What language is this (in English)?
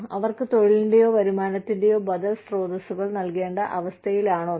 Malayalam